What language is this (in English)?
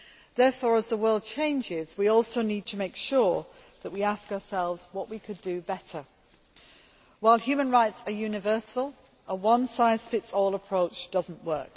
English